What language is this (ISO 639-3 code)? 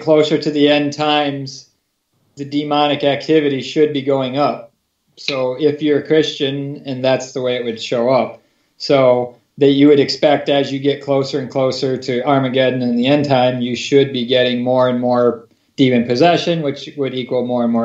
eng